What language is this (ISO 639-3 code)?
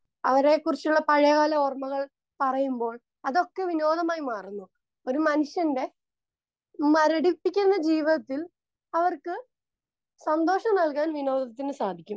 mal